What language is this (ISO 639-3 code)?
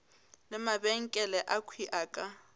nso